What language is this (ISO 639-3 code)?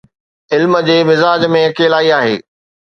snd